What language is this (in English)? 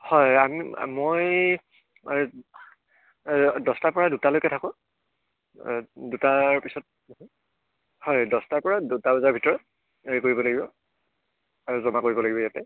Assamese